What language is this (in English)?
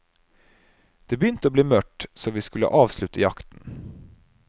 Norwegian